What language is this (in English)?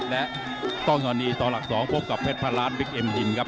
Thai